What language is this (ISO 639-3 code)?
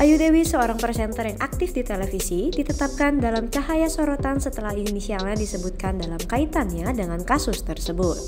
ind